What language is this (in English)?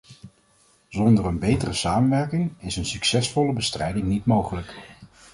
Dutch